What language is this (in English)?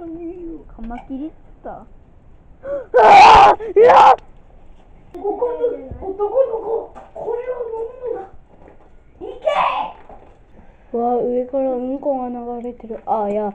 Japanese